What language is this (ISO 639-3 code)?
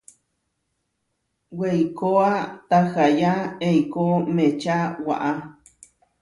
var